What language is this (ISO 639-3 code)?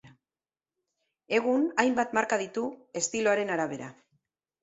eus